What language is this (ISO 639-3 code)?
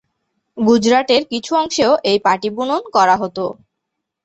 ben